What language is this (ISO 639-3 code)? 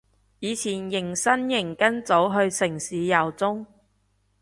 yue